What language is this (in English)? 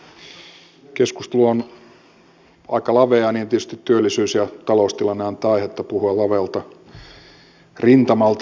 Finnish